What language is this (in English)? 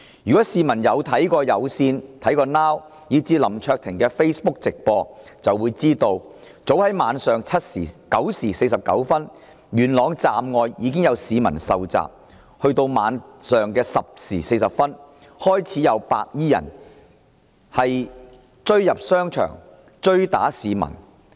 Cantonese